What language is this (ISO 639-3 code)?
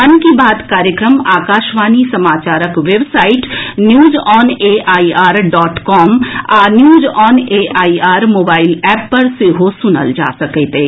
mai